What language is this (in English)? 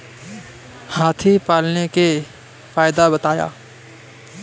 Hindi